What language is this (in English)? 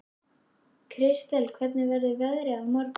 Icelandic